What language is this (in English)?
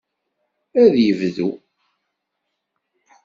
Kabyle